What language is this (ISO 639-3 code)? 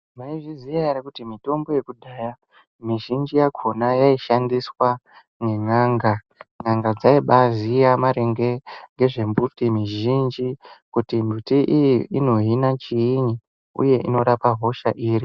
ndc